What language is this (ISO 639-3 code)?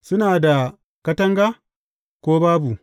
hau